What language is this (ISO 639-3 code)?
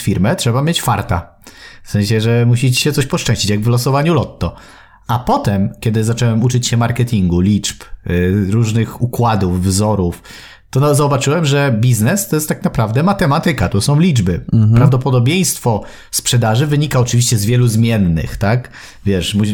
pol